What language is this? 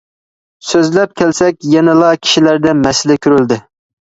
Uyghur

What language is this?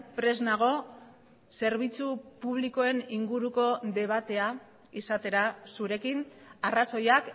Basque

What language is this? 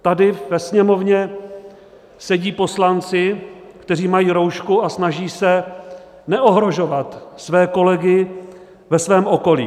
Czech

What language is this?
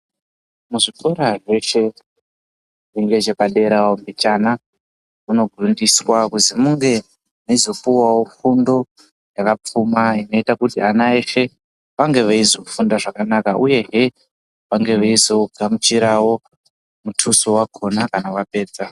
Ndau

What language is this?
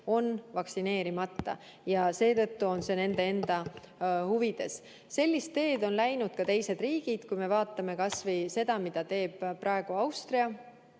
Estonian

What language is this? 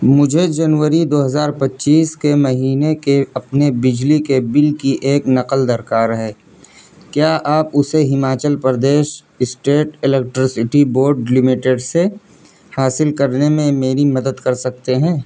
Urdu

